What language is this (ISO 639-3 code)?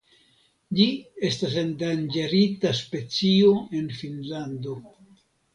epo